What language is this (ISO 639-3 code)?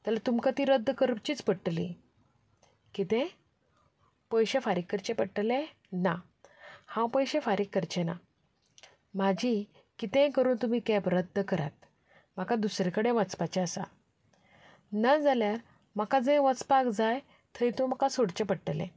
kok